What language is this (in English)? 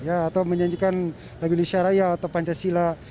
Indonesian